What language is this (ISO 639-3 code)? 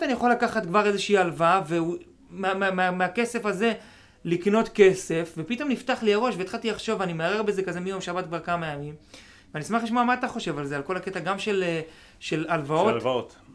heb